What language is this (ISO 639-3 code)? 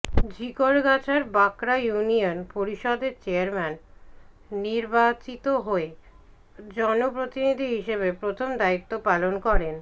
ben